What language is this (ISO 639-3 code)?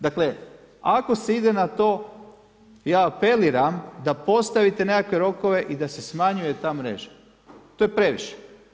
hrv